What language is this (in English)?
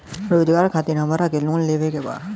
Bhojpuri